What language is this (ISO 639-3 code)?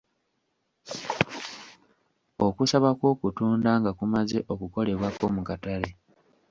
lug